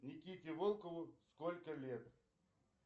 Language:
Russian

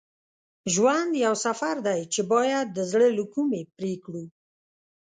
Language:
Pashto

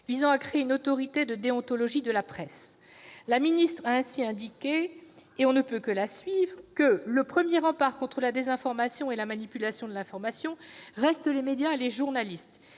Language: French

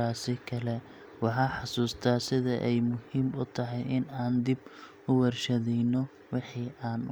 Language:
Somali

